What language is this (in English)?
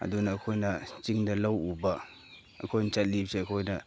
Manipuri